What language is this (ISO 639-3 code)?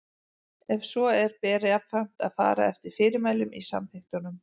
isl